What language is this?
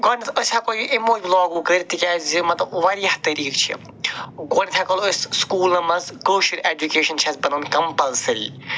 Kashmiri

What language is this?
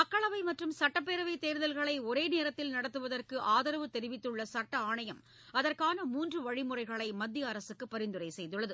Tamil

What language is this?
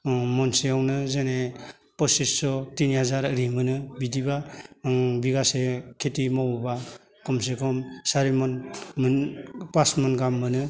Bodo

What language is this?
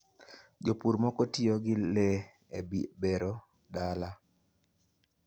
Luo (Kenya and Tanzania)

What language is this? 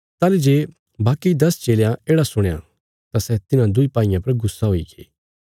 Bilaspuri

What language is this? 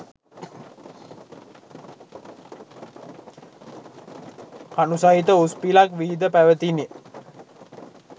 Sinhala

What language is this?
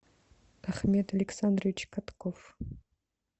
Russian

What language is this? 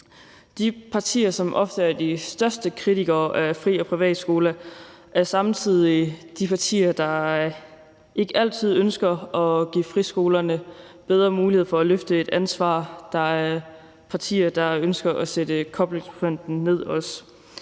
Danish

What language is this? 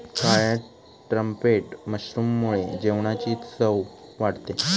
Marathi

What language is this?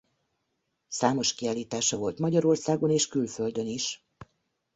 Hungarian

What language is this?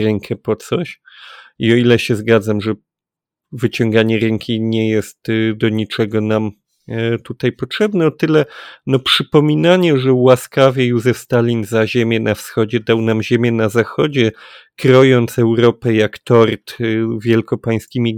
Polish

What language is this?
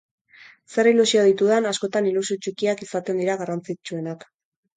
Basque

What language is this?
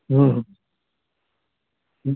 Urdu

